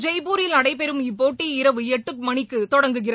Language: Tamil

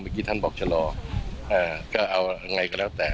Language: Thai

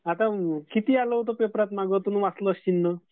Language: Marathi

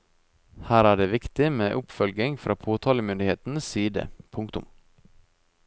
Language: Norwegian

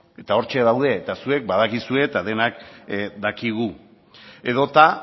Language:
Basque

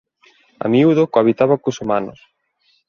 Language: Galician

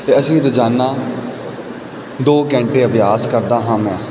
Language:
Punjabi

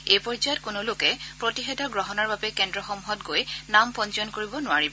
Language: Assamese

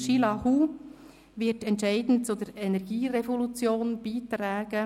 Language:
Swiss German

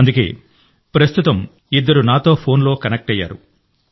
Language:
Telugu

